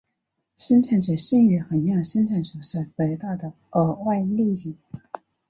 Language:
Chinese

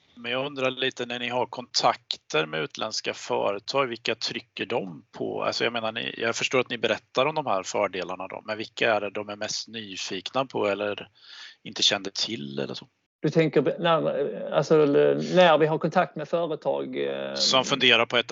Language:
Swedish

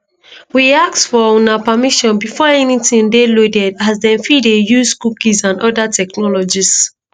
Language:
Nigerian Pidgin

